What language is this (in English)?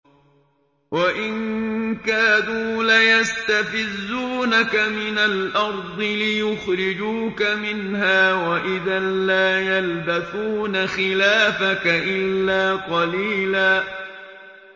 Arabic